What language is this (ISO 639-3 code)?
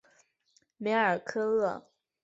zho